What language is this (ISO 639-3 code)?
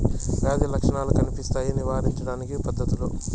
tel